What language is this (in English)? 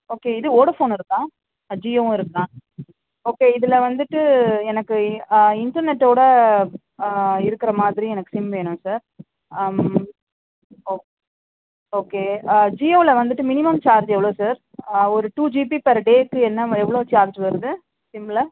Tamil